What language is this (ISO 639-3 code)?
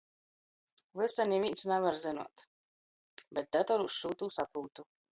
ltg